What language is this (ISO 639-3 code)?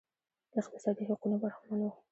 pus